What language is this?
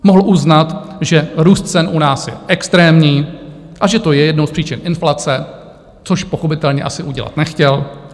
Czech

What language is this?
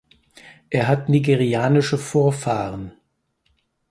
German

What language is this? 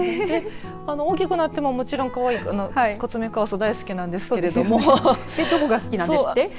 Japanese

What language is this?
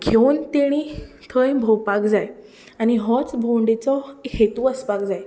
Konkani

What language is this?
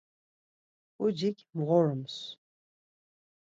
Laz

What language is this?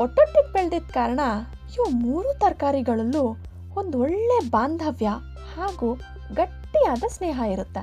Kannada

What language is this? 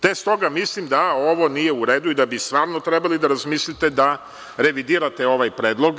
Serbian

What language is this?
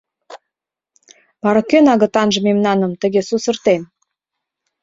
Mari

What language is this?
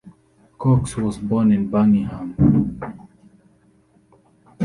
English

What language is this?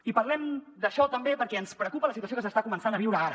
Catalan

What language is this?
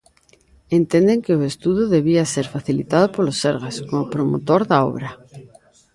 Galician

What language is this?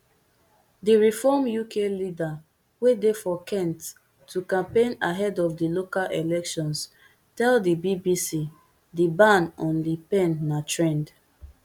Nigerian Pidgin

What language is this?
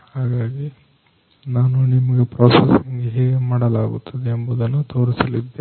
Kannada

